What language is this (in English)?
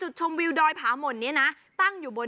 Thai